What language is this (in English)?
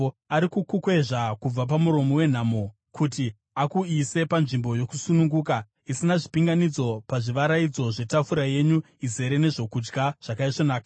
Shona